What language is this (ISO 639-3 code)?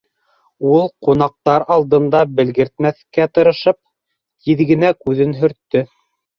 bak